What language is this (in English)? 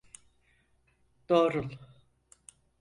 Turkish